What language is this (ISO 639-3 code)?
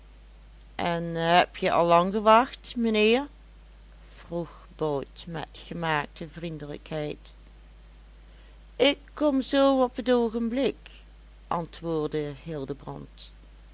nld